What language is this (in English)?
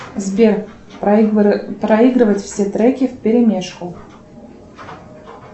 Russian